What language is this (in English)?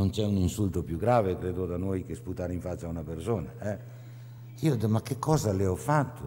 Italian